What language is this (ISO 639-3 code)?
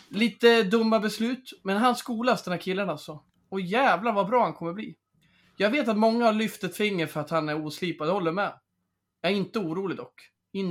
swe